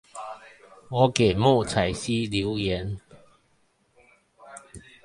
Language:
Chinese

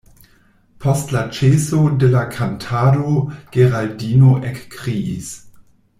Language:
Esperanto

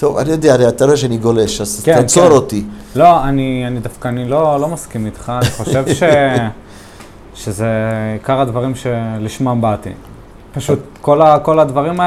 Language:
Hebrew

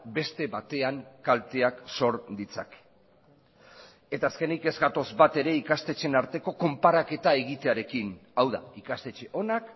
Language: Basque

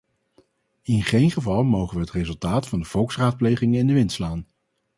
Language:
Dutch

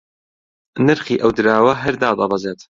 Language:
Central Kurdish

